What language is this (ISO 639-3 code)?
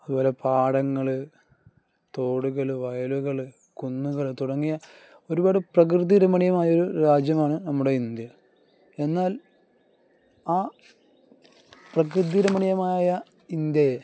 mal